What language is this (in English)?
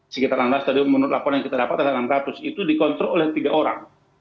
Indonesian